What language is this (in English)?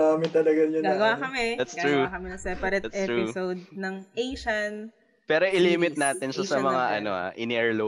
Filipino